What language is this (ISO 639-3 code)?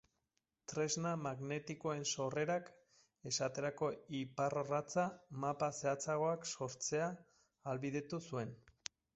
eus